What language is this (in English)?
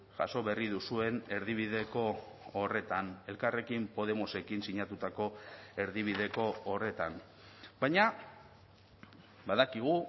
Basque